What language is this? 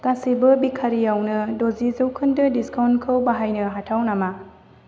Bodo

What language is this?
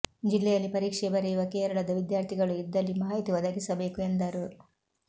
Kannada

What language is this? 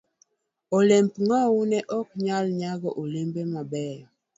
Luo (Kenya and Tanzania)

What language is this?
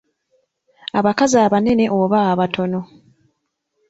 Ganda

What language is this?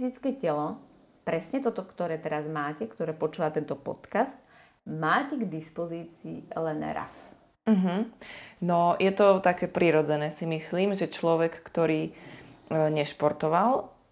Slovak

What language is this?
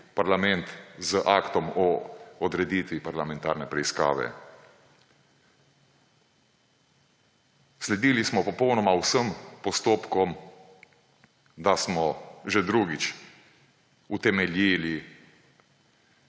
Slovenian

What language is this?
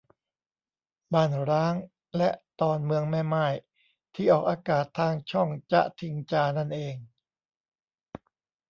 Thai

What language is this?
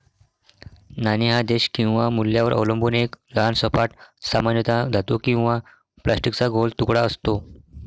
Marathi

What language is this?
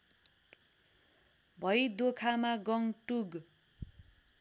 Nepali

